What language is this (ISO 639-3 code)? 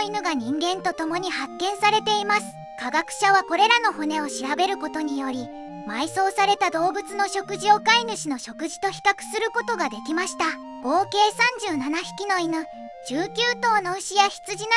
jpn